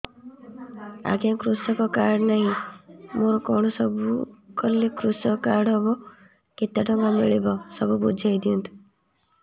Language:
Odia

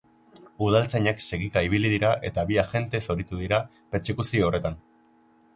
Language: Basque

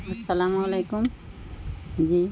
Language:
Urdu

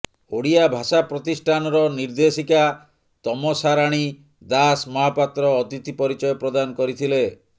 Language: Odia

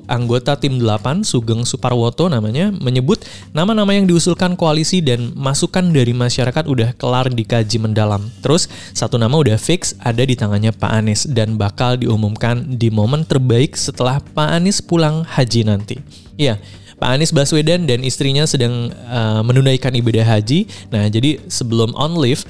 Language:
Indonesian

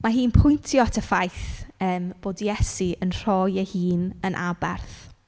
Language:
Welsh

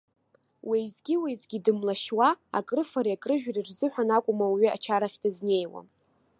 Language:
Abkhazian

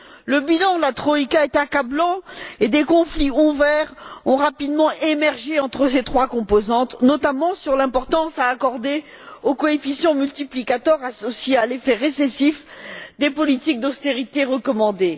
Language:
French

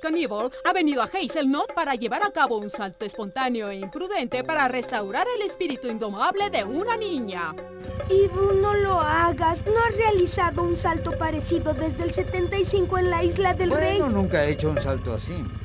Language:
Spanish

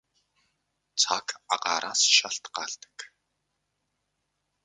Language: Mongolian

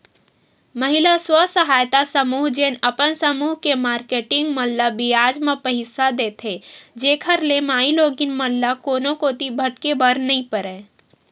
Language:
Chhattisgarhi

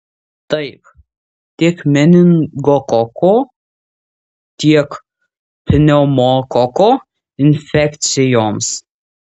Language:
Lithuanian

